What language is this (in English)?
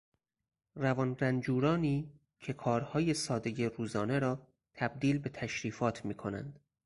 Persian